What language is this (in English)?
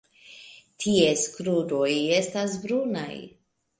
Esperanto